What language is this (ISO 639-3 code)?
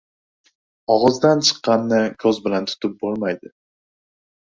uzb